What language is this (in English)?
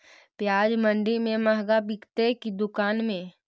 Magahi